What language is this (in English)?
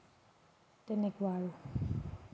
Assamese